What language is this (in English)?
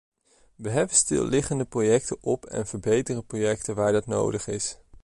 Dutch